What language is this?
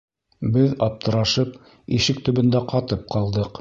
Bashkir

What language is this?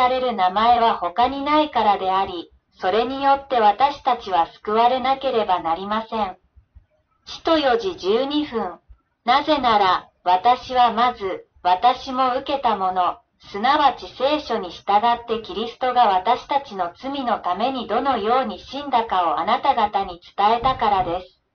Japanese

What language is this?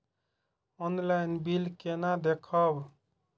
Maithili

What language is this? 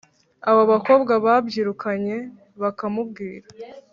Kinyarwanda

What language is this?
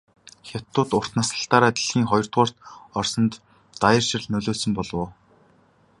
Mongolian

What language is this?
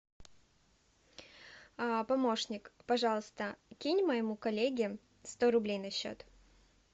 Russian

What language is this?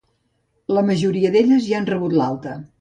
Catalan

